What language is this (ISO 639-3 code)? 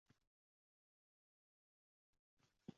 uzb